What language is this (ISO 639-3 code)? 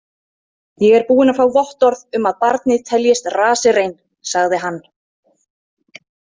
isl